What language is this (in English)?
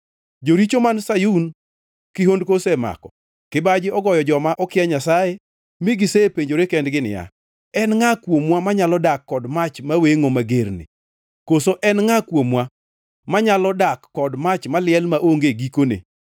Luo (Kenya and Tanzania)